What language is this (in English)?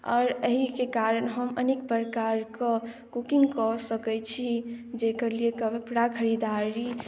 Maithili